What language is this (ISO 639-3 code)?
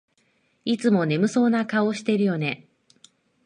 jpn